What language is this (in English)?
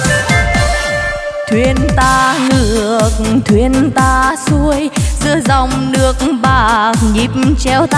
Vietnamese